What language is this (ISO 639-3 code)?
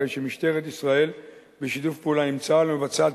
heb